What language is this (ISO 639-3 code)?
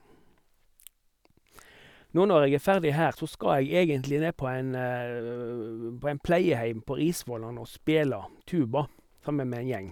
nor